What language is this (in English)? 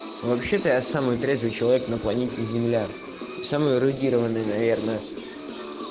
Russian